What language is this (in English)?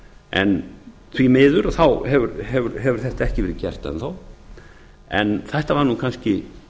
Icelandic